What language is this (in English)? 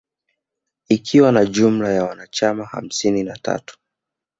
Swahili